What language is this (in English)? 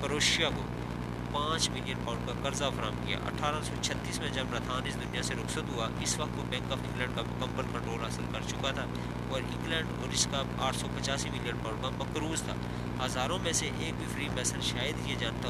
Urdu